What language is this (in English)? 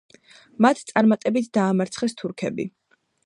Georgian